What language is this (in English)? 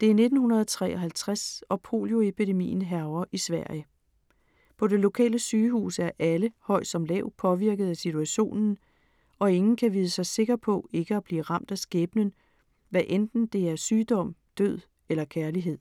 Danish